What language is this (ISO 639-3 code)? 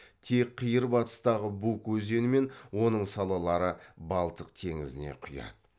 kaz